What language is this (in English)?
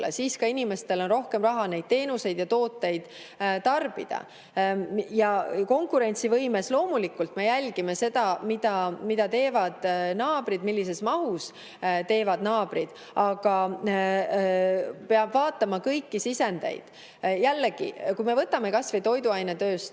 Estonian